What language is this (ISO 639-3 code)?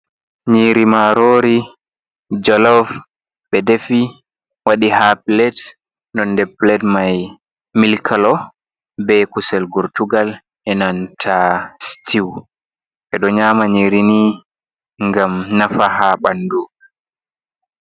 ful